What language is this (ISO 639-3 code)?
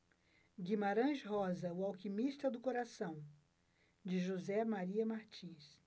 por